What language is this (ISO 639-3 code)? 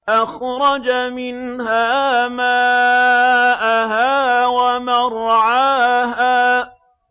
ara